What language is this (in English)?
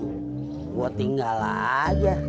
Indonesian